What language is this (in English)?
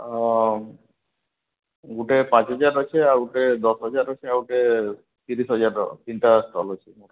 Odia